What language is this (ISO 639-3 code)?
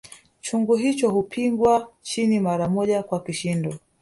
swa